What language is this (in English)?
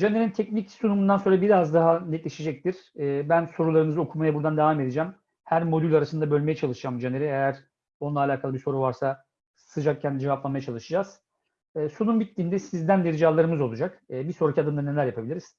Turkish